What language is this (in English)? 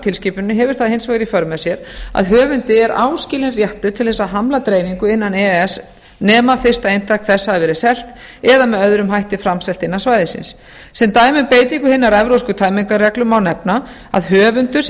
Icelandic